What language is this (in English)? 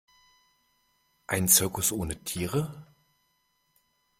German